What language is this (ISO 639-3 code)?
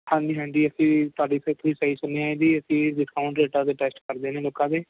pan